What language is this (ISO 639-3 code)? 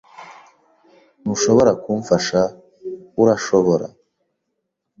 kin